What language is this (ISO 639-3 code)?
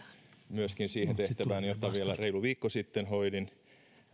fin